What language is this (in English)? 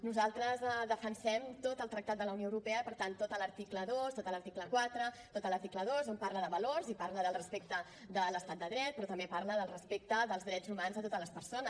Catalan